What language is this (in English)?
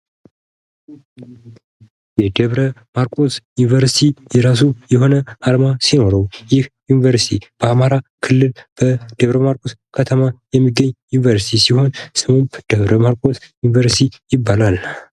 Amharic